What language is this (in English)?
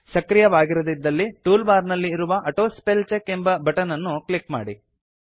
Kannada